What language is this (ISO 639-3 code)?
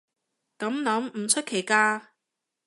yue